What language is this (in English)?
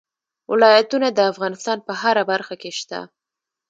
Pashto